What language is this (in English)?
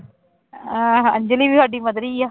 Punjabi